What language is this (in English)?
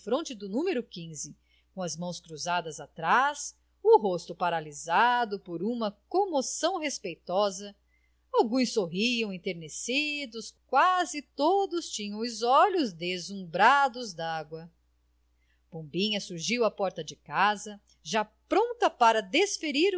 Portuguese